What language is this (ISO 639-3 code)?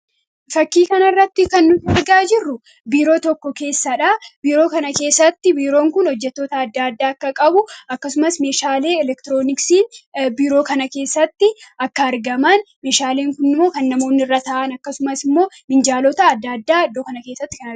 orm